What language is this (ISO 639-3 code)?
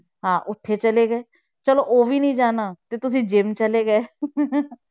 pan